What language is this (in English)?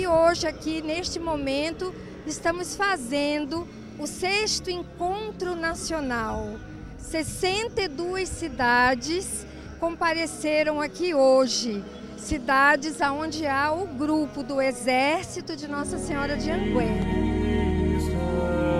Portuguese